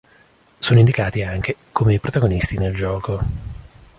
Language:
Italian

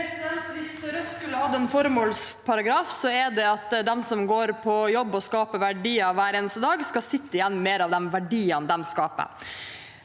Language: Norwegian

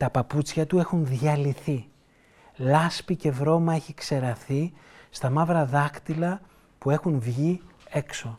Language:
Greek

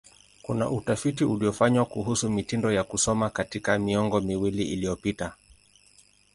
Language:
Swahili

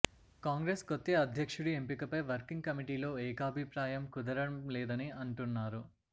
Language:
Telugu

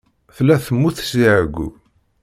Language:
Kabyle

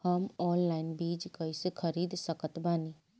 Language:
Bhojpuri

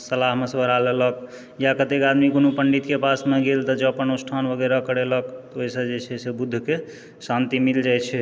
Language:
Maithili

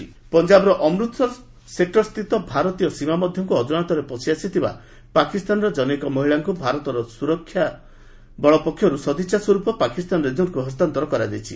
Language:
Odia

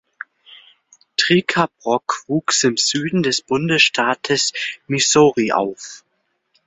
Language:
German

